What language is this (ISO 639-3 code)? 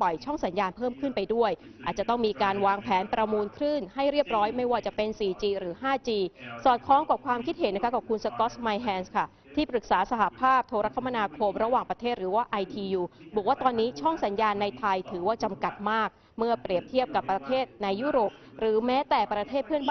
tha